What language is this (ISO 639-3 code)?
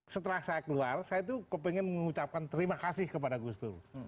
ind